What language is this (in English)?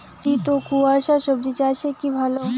Bangla